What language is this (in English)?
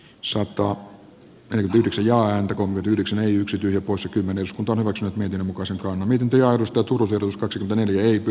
Finnish